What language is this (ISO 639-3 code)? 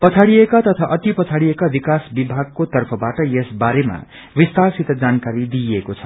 nep